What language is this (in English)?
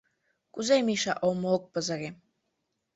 Mari